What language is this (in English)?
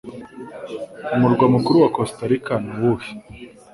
Kinyarwanda